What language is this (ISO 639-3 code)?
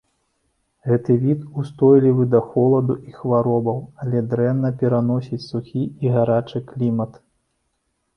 bel